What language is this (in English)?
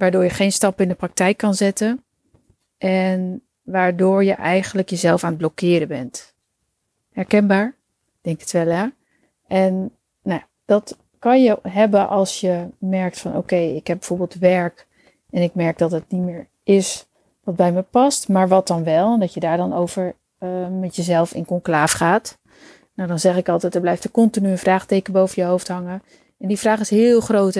Dutch